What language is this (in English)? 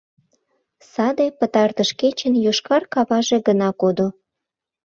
Mari